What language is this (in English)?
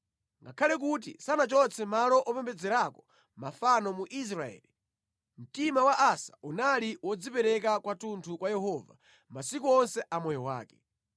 Nyanja